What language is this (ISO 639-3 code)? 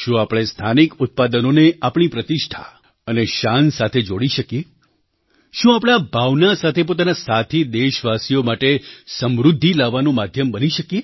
guj